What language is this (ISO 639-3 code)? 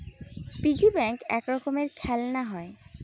ben